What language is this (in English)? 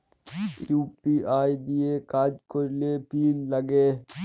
Bangla